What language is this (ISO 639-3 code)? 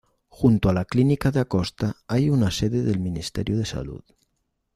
spa